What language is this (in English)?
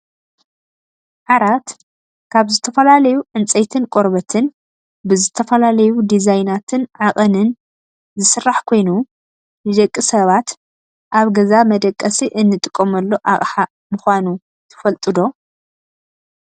Tigrinya